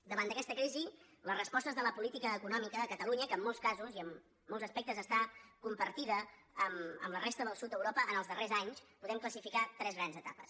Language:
Catalan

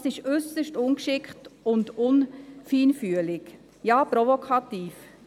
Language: Swiss German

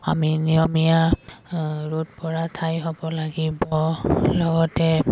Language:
Assamese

